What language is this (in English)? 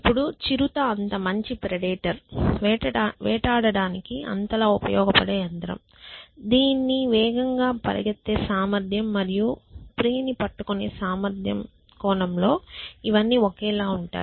Telugu